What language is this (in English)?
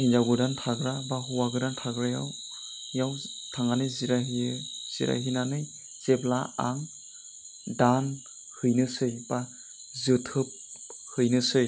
Bodo